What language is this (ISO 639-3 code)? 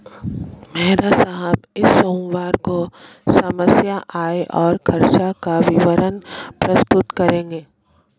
hin